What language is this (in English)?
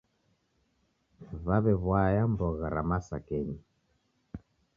Taita